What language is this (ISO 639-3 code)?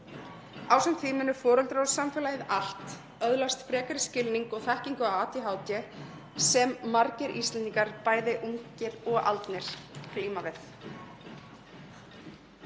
isl